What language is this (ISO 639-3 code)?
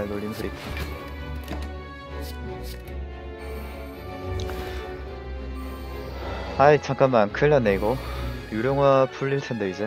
kor